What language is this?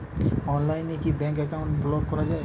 Bangla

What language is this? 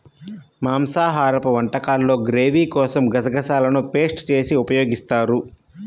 Telugu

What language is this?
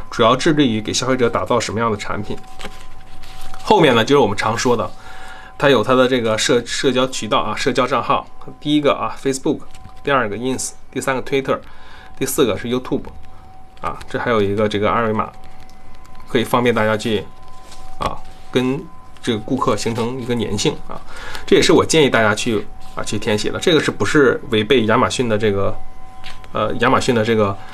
Chinese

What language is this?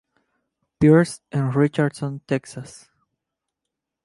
Spanish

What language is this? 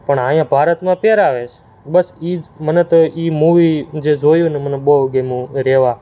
Gujarati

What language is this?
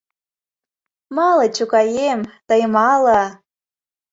Mari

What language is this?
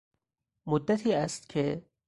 Persian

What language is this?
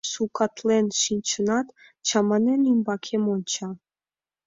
Mari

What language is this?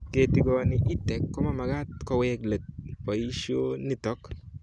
Kalenjin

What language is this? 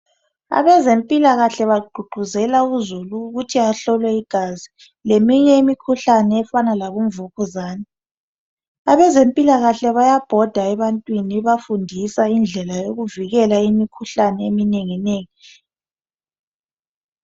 North Ndebele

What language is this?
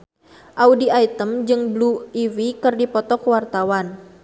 Sundanese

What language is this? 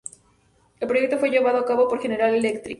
Spanish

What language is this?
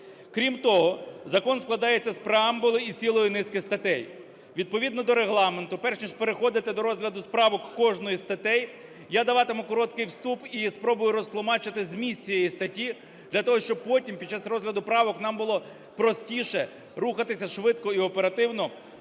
Ukrainian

